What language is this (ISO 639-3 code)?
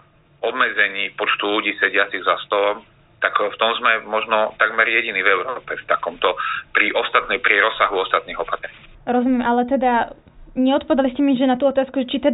slk